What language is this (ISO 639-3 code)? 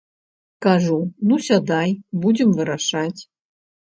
bel